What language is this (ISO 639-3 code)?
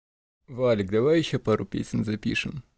rus